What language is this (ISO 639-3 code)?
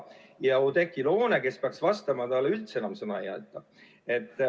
est